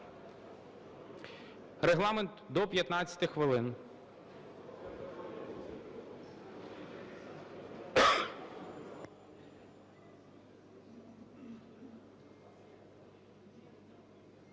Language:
Ukrainian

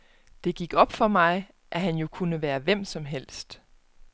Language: Danish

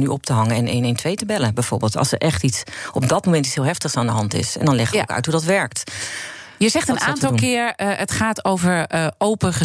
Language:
Dutch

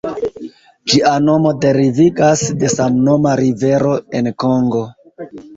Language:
Esperanto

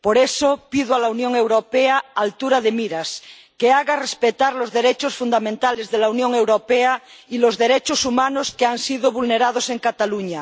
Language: Spanish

